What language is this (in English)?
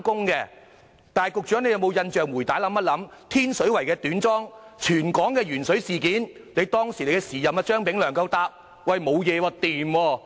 Cantonese